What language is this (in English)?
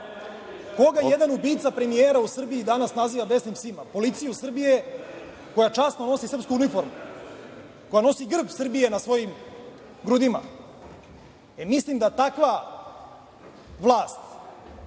Serbian